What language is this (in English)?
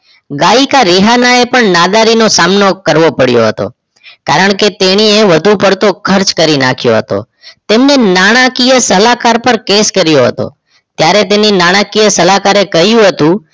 Gujarati